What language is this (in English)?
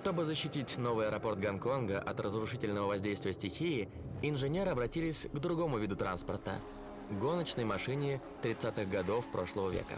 Russian